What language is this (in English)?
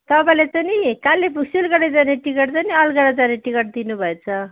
Nepali